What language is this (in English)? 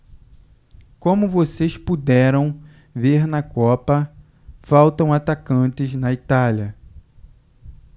Portuguese